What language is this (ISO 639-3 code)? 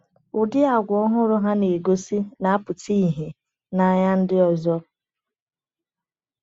ibo